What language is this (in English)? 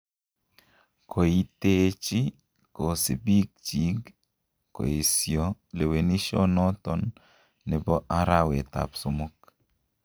Kalenjin